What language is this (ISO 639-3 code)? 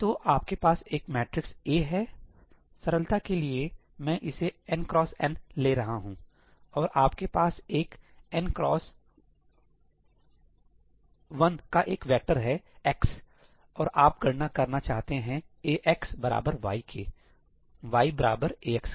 hin